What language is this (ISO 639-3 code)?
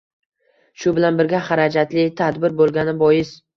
uzb